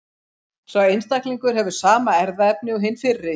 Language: Icelandic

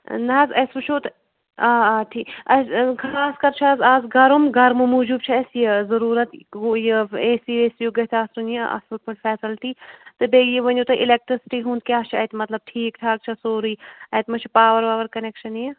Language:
Kashmiri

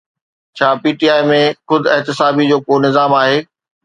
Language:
Sindhi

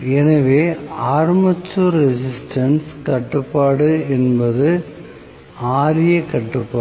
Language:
Tamil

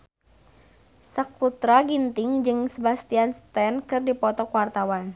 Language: Sundanese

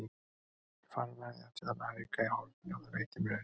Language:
Icelandic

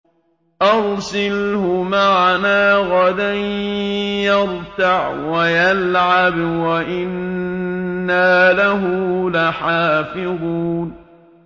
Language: Arabic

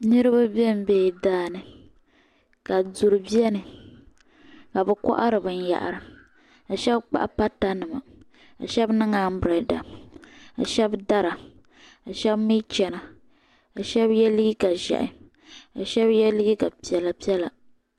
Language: Dagbani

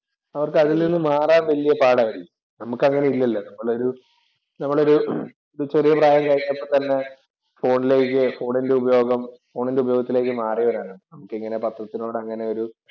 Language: Malayalam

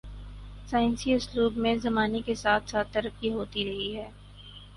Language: Urdu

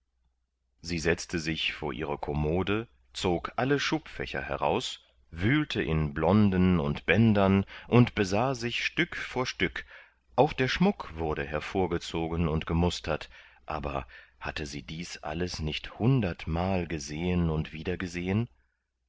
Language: German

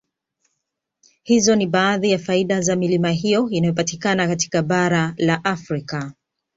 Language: Swahili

